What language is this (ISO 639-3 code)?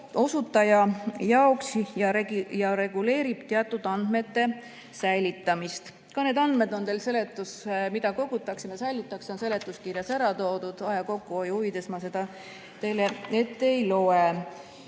est